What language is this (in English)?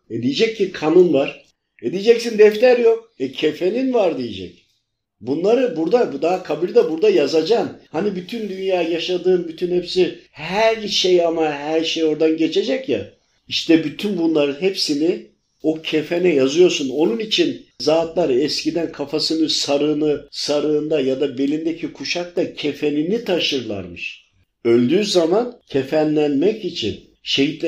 Turkish